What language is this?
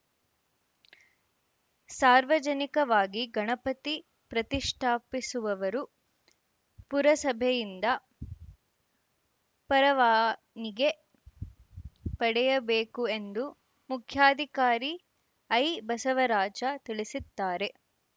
Kannada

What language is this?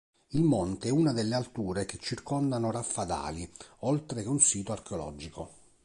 Italian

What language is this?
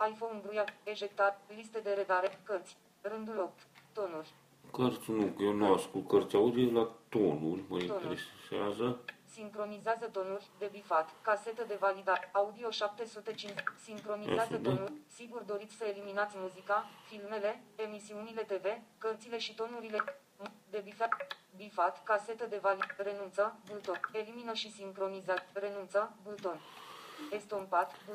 Romanian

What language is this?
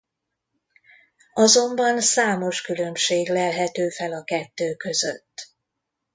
Hungarian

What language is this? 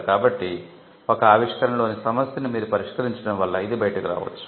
Telugu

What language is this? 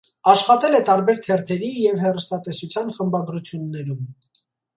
Armenian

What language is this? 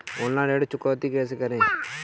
Hindi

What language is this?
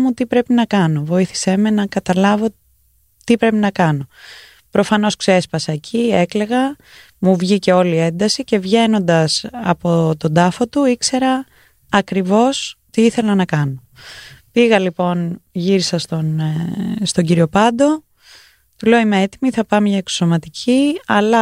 Greek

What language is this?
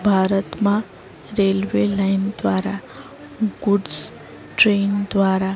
Gujarati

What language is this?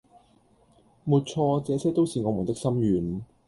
Cantonese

